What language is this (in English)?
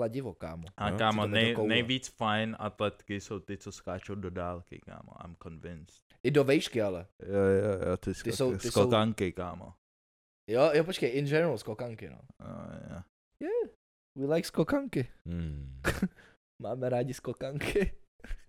Czech